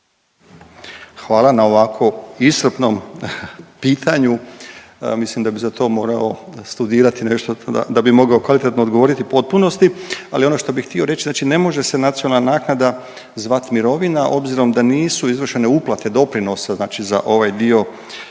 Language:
Croatian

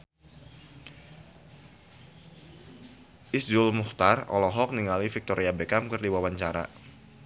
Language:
Sundanese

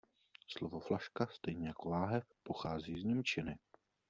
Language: Czech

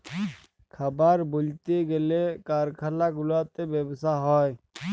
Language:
Bangla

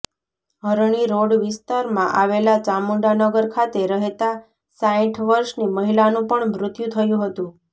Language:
Gujarati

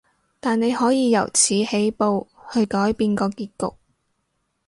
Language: Cantonese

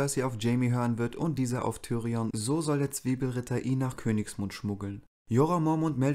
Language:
German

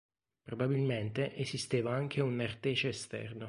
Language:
Italian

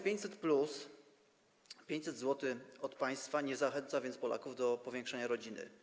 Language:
Polish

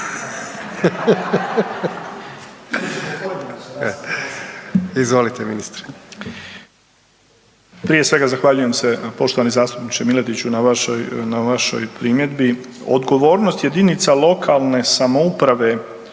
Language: Croatian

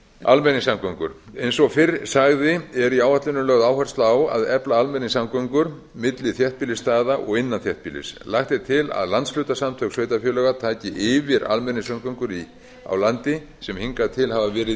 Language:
Icelandic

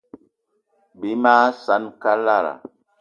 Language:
Eton (Cameroon)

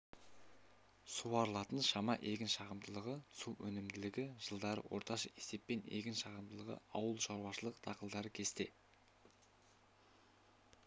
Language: Kazakh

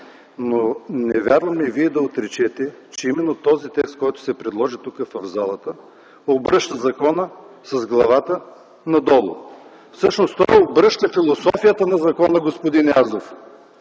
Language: Bulgarian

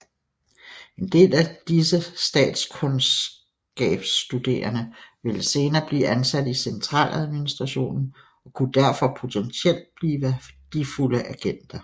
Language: Danish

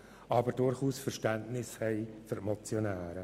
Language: Swiss German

